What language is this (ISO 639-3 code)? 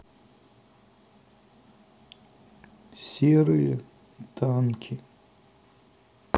rus